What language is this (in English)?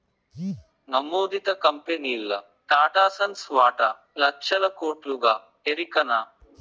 Telugu